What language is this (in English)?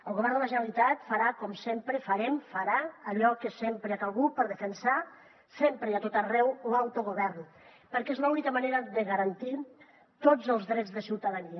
Catalan